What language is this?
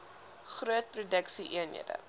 Afrikaans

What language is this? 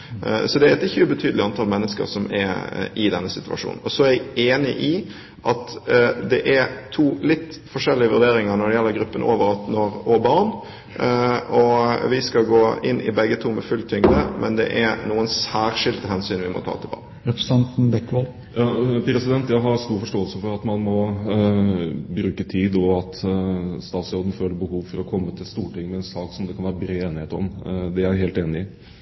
Norwegian Bokmål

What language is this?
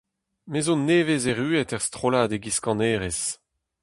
Breton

